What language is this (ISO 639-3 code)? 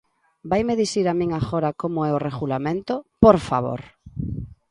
glg